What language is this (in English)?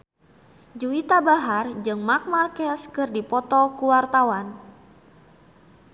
Sundanese